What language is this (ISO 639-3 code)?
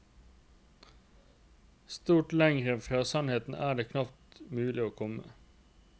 nor